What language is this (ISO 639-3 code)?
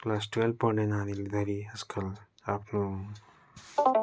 nep